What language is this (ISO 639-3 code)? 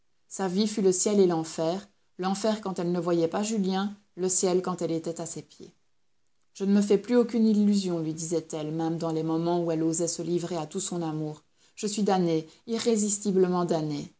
fra